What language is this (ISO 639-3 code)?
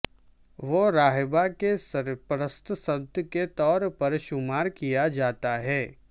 urd